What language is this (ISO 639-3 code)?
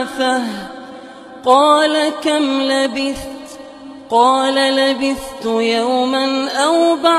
ara